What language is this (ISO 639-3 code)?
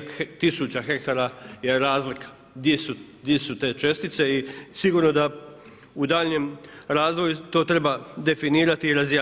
hrv